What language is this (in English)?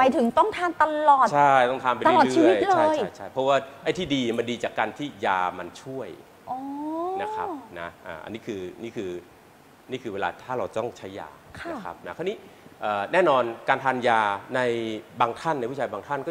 Thai